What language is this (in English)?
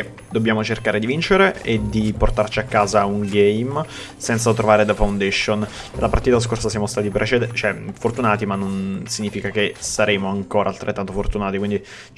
Italian